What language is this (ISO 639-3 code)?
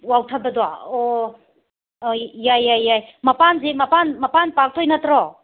mni